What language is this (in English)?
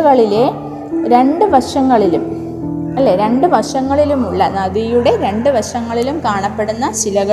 Malayalam